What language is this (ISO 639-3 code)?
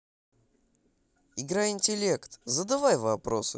rus